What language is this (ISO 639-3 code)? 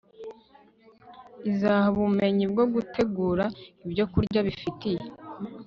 kin